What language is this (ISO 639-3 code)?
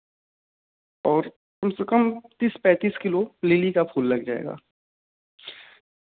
hin